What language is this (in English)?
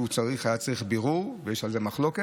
Hebrew